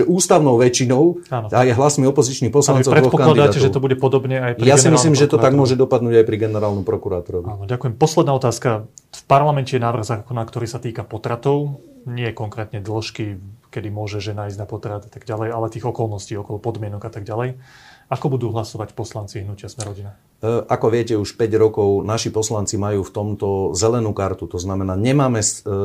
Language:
Slovak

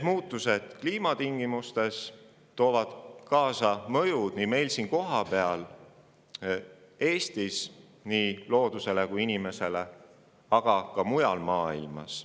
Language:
Estonian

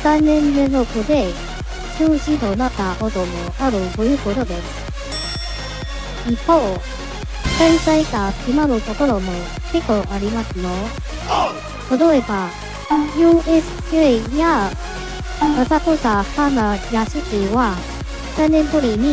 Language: Japanese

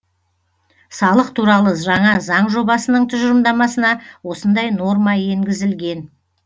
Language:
Kazakh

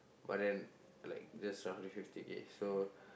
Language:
English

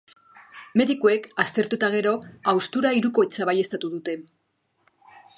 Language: Basque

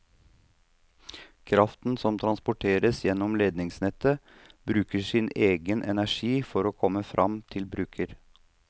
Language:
Norwegian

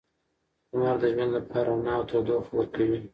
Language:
Pashto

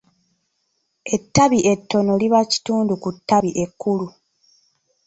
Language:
Ganda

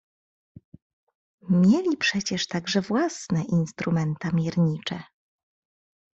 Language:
Polish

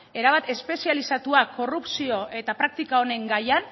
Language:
Basque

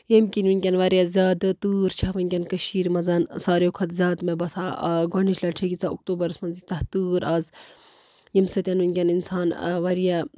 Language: Kashmiri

